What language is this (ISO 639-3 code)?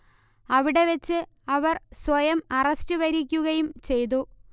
mal